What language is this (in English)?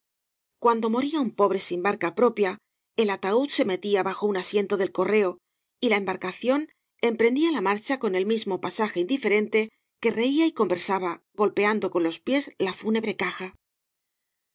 Spanish